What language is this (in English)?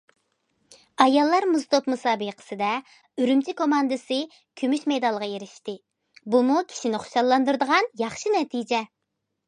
Uyghur